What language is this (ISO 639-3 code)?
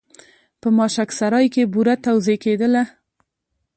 pus